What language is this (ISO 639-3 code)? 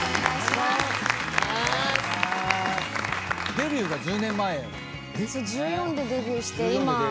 jpn